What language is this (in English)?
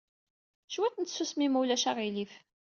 Kabyle